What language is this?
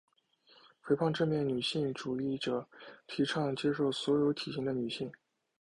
Chinese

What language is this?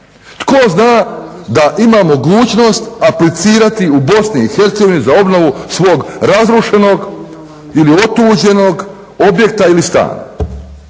Croatian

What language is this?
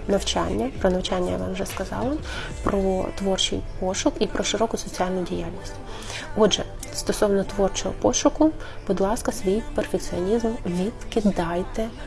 Ukrainian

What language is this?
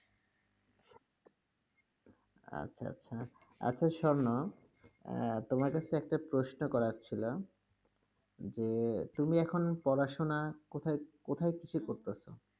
Bangla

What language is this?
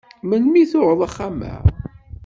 Kabyle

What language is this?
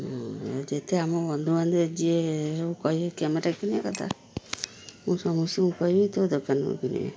Odia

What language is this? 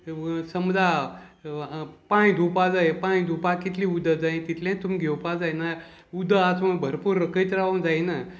Konkani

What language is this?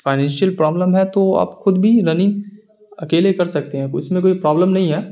Urdu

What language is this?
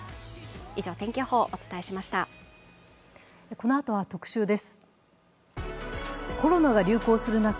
Japanese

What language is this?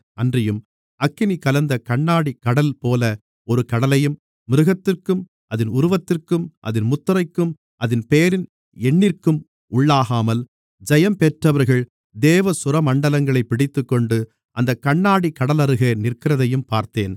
Tamil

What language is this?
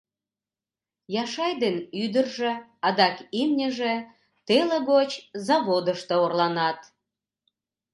Mari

